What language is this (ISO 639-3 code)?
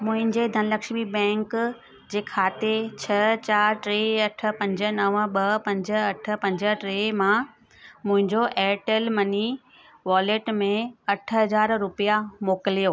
snd